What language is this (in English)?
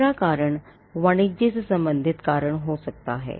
Hindi